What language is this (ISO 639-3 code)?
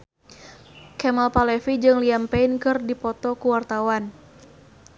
sun